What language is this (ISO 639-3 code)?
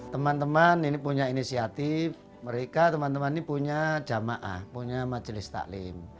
ind